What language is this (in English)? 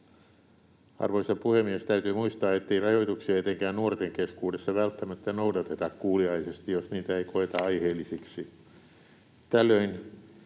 Finnish